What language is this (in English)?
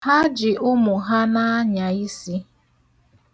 Igbo